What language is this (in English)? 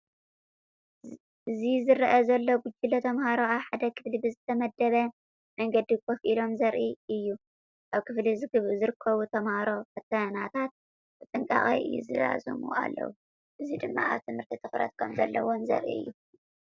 Tigrinya